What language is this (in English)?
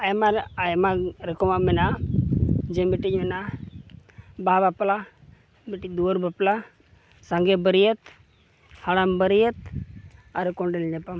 Santali